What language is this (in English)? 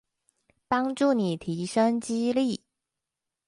Chinese